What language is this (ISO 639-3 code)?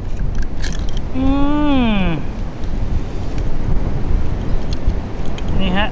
tha